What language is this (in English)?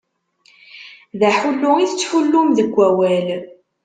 Kabyle